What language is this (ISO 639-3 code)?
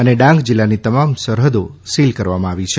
guj